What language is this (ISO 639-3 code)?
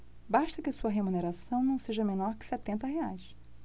por